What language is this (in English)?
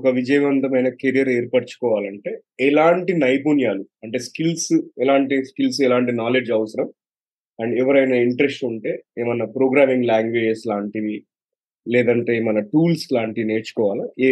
Telugu